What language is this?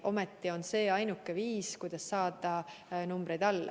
Estonian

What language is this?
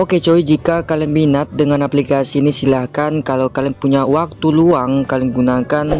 Indonesian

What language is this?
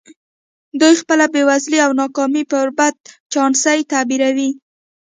Pashto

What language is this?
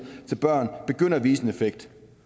Danish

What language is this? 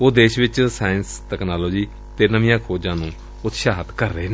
Punjabi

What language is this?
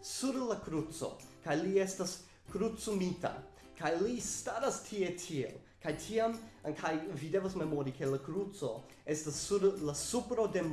Esperanto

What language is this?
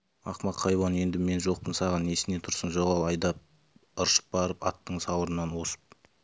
Kazakh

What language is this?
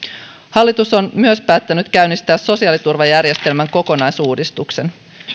Finnish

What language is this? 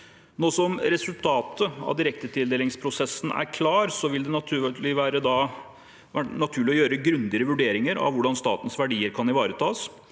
Norwegian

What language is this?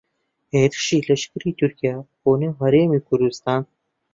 Central Kurdish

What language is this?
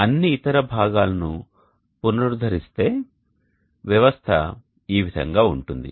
Telugu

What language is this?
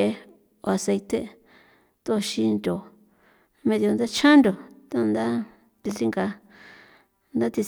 San Felipe Otlaltepec Popoloca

